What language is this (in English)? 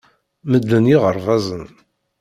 Kabyle